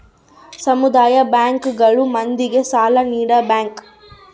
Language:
Kannada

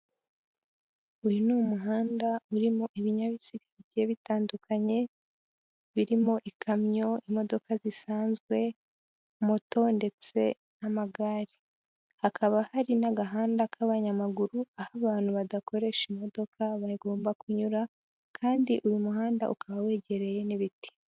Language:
Kinyarwanda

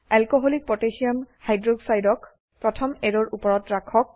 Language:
Assamese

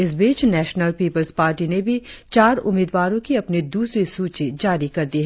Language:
Hindi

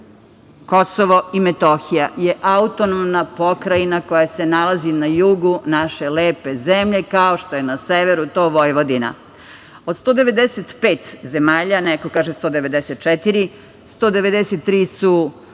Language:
Serbian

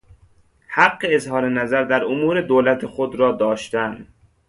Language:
Persian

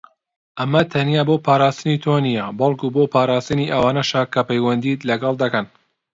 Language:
Central Kurdish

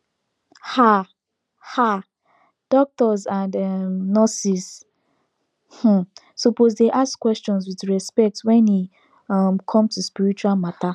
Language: Nigerian Pidgin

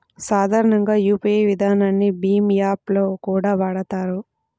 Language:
Telugu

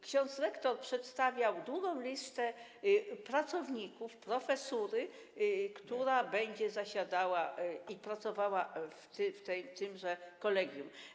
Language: Polish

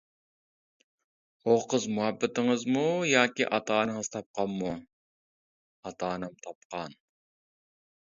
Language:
Uyghur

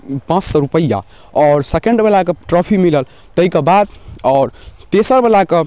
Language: Maithili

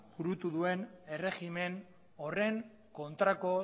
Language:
Basque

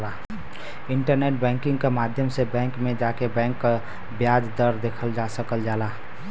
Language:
Bhojpuri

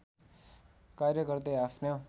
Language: Nepali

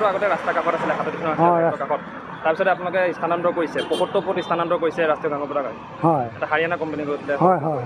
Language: Bangla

